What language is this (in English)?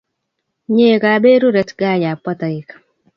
Kalenjin